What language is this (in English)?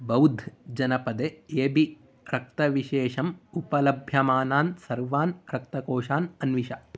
Sanskrit